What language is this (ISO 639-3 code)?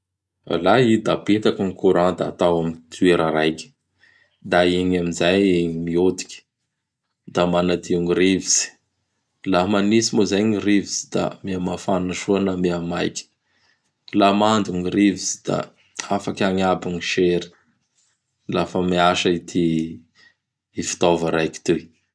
bhr